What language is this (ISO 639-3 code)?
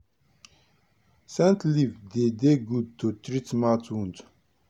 pcm